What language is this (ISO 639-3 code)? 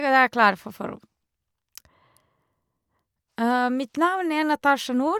nor